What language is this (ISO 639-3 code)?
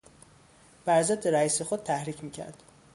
fas